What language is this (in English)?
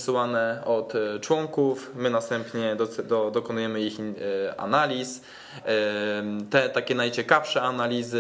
Polish